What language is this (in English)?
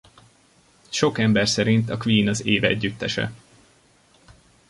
Hungarian